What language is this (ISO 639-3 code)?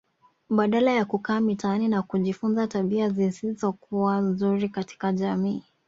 swa